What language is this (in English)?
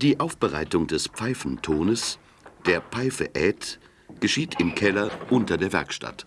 German